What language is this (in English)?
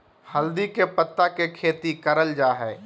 Magahi